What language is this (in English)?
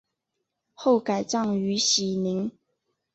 Chinese